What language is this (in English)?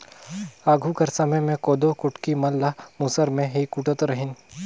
Chhattisgarhi